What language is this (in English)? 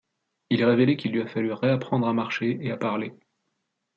French